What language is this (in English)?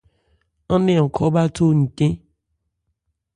Ebrié